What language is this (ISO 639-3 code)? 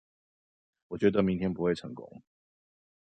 zho